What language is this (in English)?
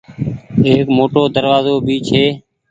Goaria